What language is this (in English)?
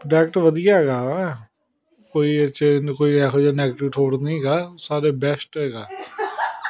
Punjabi